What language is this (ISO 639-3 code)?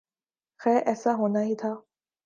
urd